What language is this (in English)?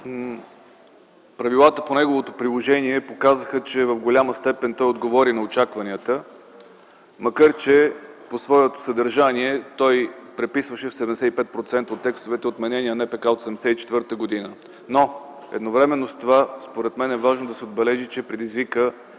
Bulgarian